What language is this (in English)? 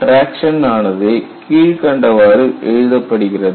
Tamil